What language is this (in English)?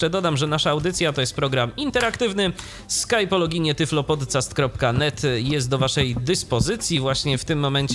Polish